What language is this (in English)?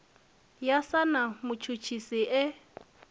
Venda